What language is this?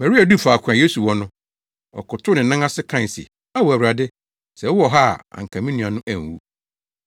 Akan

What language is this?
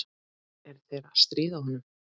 Icelandic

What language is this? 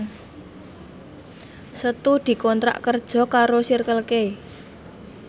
Javanese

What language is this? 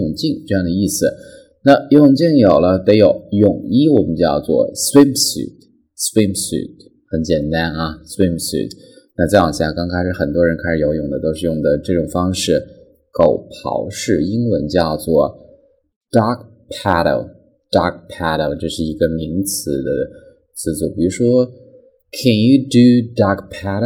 Chinese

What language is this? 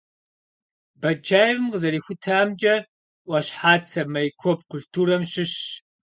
Kabardian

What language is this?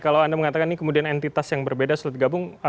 Indonesian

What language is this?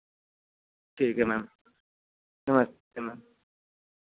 Hindi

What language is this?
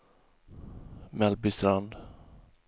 Swedish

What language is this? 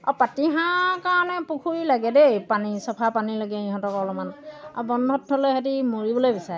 Assamese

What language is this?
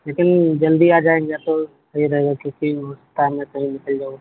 Urdu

